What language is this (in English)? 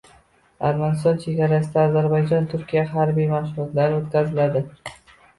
Uzbek